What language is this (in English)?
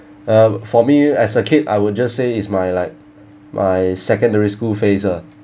English